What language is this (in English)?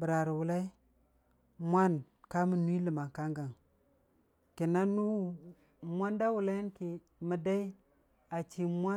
Dijim-Bwilim